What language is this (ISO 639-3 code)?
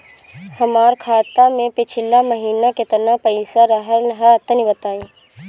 bho